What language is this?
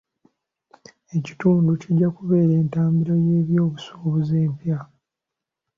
Ganda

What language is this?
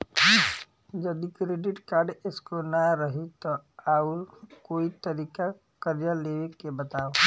Bhojpuri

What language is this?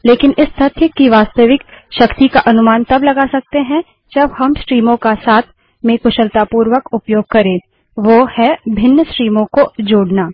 Hindi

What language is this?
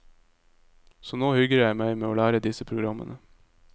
Norwegian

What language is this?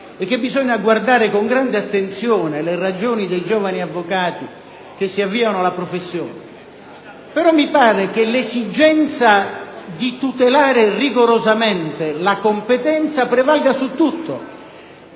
Italian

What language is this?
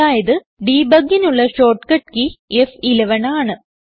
Malayalam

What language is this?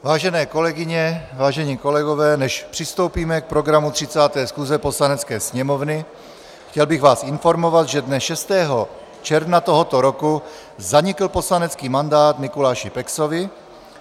Czech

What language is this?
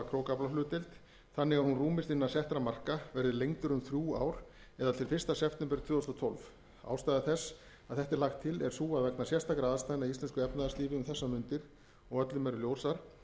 Icelandic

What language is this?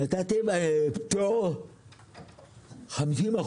Hebrew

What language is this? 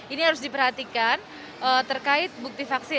Indonesian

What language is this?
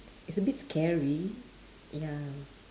English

